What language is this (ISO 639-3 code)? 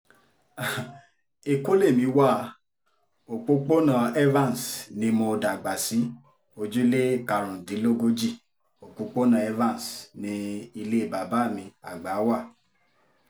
yor